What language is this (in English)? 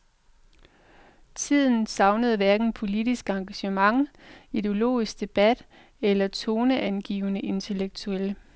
Danish